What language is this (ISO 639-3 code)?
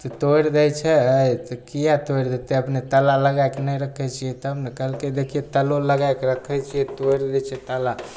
mai